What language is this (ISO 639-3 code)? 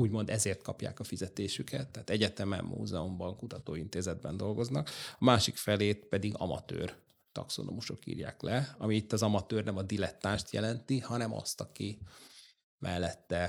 hun